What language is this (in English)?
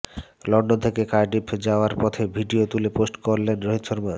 Bangla